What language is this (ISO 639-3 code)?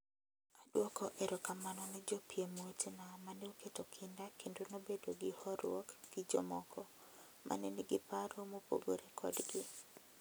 luo